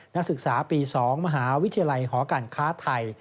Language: Thai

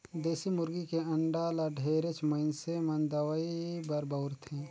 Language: Chhattisgarhi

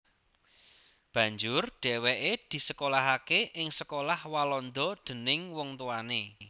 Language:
Javanese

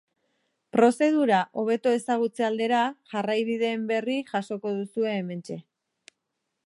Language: Basque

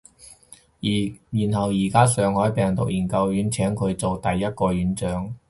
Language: Cantonese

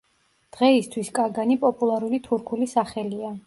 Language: Georgian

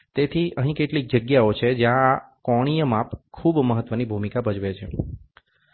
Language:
Gujarati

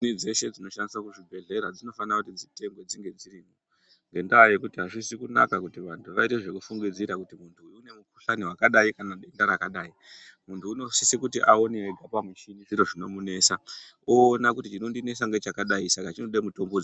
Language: Ndau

